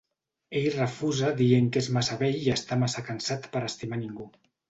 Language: Catalan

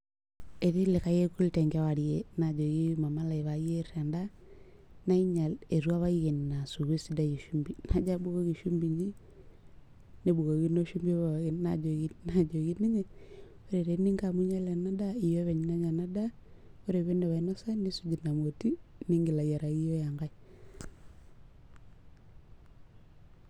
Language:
Masai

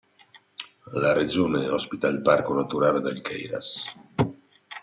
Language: Italian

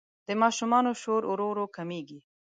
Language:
Pashto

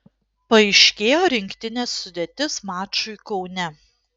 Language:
Lithuanian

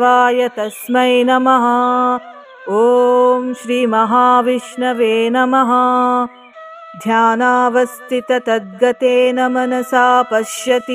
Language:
Kannada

